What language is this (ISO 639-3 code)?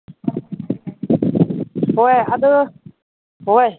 mni